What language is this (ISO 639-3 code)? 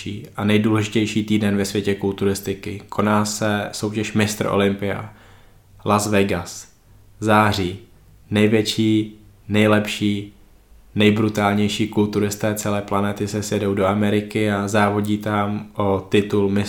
ces